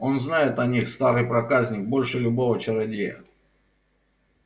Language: Russian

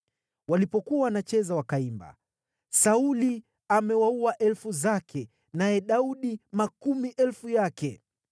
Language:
Swahili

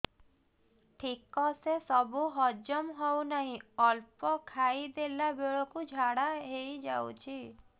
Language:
Odia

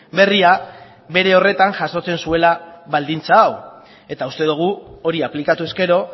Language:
Basque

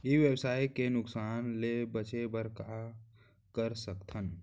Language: Chhattisgarhi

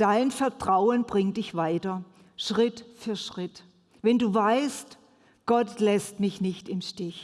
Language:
German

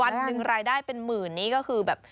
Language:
Thai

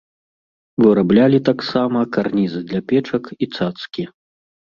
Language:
Belarusian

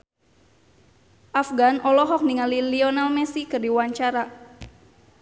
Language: Sundanese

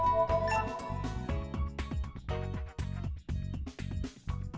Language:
Vietnamese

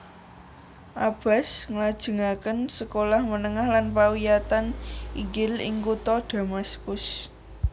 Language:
Javanese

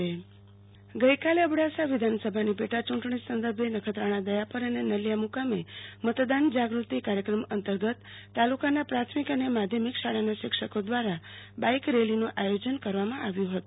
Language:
Gujarati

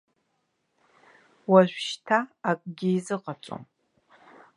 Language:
Abkhazian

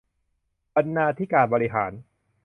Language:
Thai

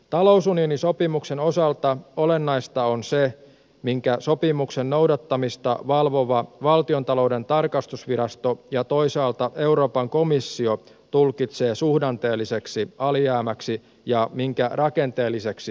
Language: Finnish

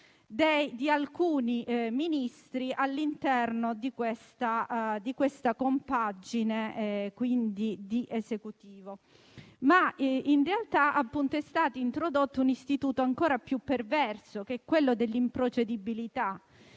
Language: Italian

